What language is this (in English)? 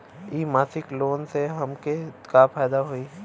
Bhojpuri